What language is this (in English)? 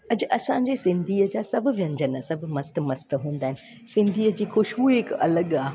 Sindhi